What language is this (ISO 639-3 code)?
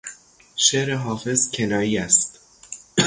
fas